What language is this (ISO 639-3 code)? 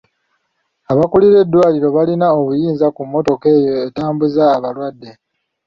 lug